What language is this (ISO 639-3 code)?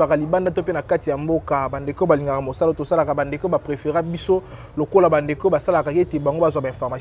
fra